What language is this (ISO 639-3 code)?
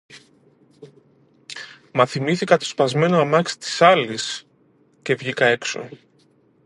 ell